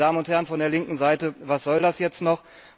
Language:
German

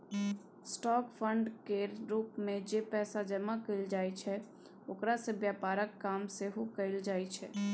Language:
Maithili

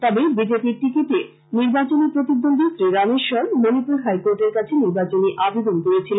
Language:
Bangla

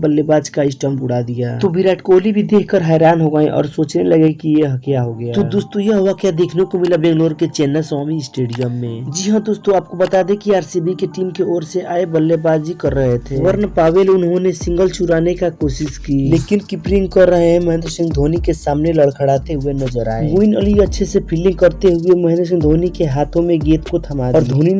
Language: Hindi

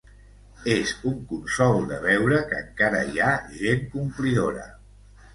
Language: Catalan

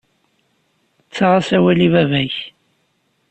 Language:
Kabyle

